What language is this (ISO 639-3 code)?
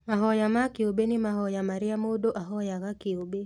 kik